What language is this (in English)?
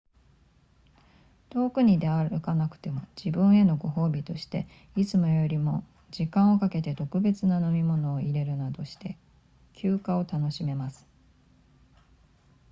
Japanese